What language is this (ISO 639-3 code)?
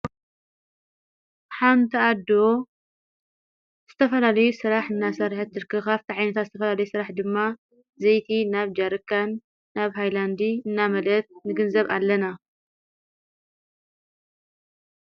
tir